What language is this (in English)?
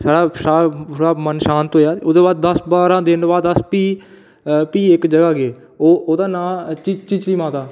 Dogri